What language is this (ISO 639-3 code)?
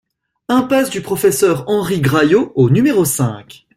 fra